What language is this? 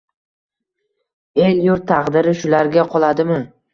Uzbek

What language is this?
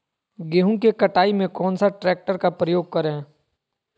Magahi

